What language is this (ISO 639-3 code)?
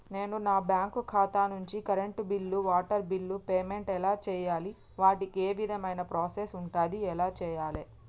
tel